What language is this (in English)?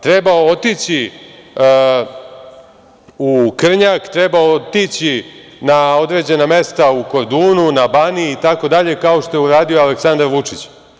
Serbian